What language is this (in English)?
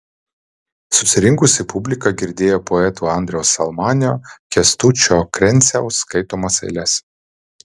Lithuanian